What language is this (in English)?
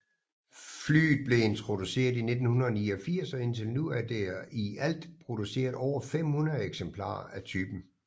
Danish